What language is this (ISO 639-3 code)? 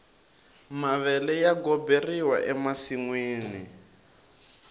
tso